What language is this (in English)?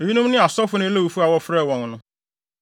Akan